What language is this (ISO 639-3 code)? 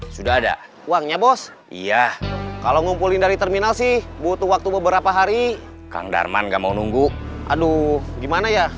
ind